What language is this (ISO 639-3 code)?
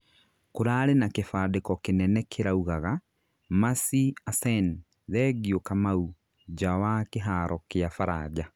kik